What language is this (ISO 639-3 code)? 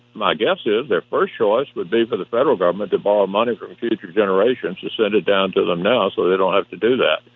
eng